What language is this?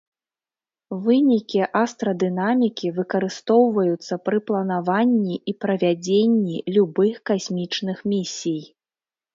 Belarusian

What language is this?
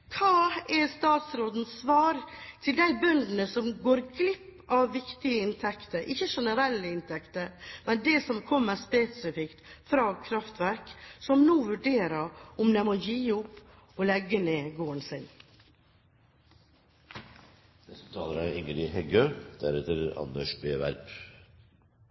Norwegian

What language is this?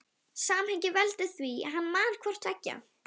Icelandic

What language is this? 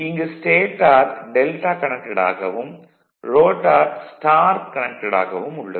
Tamil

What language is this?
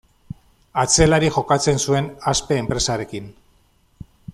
Basque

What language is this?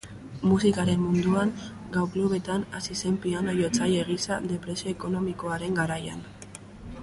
Basque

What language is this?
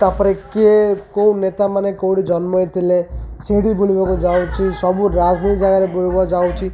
Odia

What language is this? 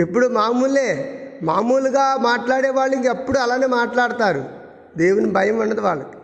Telugu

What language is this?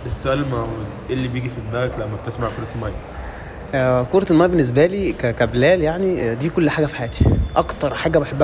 Arabic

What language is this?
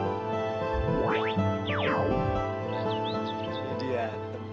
Indonesian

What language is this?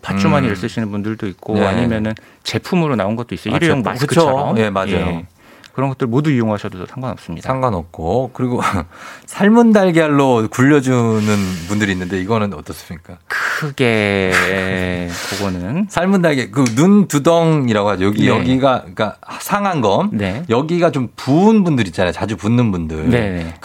Korean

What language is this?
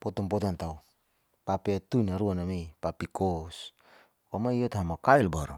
Saleman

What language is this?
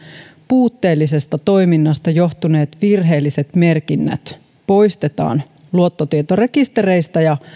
Finnish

